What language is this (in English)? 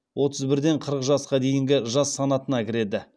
Kazakh